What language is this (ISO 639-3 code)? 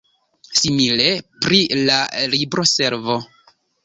epo